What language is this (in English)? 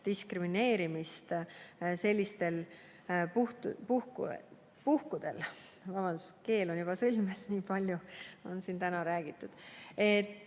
Estonian